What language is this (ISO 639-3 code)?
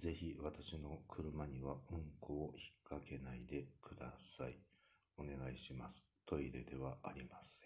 jpn